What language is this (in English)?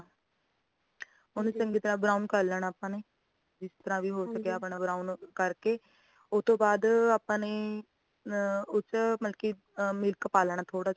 Punjabi